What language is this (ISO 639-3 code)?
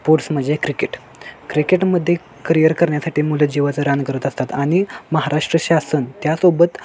mar